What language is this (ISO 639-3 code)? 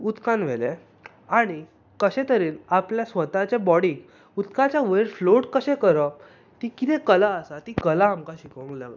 kok